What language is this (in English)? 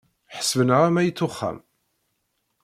Kabyle